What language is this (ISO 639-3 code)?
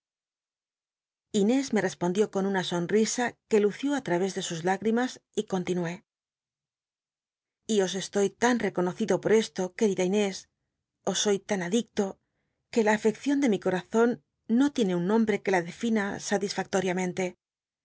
spa